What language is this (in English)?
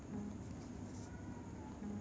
Bangla